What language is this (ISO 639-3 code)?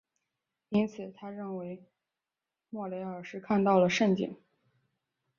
zho